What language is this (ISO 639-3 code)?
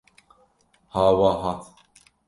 kur